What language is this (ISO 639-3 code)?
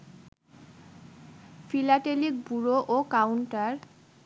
ben